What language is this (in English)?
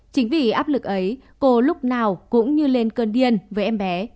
Vietnamese